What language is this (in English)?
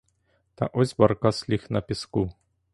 Ukrainian